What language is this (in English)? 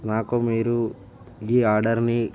Telugu